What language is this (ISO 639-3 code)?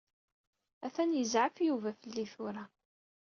kab